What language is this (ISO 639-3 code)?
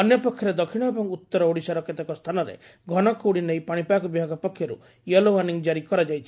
ori